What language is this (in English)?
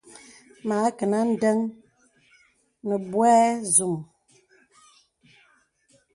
Bebele